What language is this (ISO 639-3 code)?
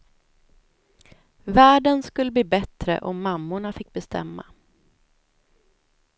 swe